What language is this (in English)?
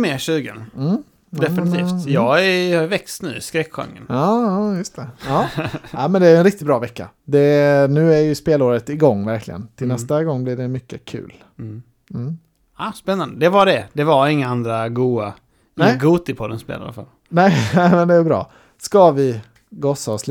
Swedish